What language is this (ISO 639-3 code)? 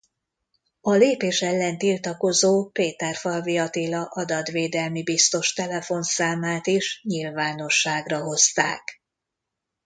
hun